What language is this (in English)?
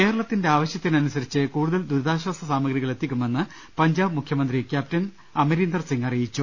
Malayalam